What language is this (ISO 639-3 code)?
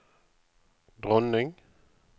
nor